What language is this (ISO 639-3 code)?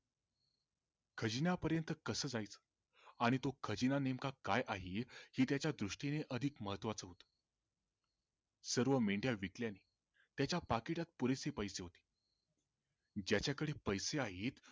mar